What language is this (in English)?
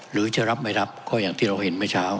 Thai